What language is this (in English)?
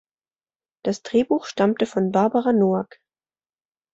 German